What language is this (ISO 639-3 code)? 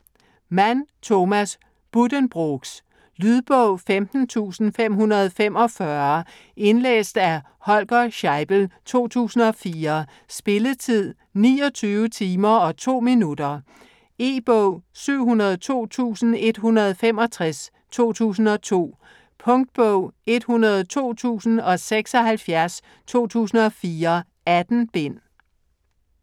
dan